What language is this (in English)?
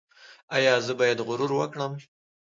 Pashto